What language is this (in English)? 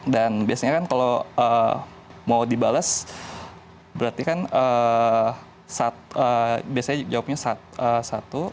Indonesian